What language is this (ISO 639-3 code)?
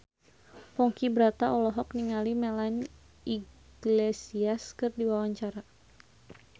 sun